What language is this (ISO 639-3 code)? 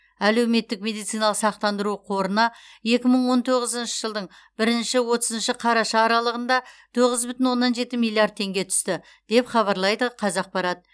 kaz